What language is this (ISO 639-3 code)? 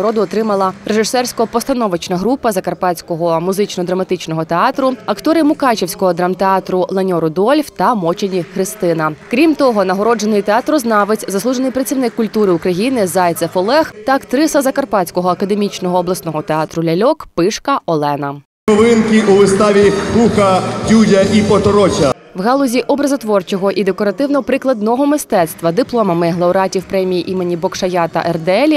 ukr